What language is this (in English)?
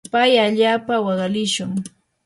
Yanahuanca Pasco Quechua